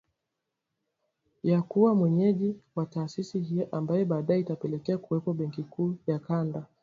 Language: Swahili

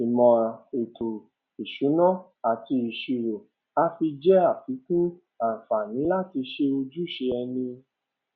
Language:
Yoruba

